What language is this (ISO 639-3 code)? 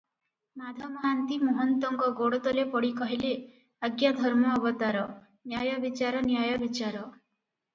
ori